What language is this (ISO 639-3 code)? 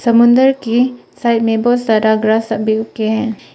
hin